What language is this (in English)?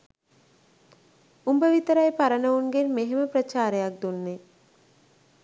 Sinhala